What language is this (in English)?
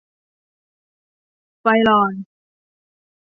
Thai